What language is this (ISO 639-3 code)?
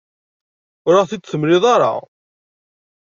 kab